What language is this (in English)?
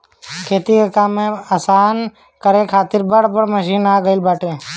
Bhojpuri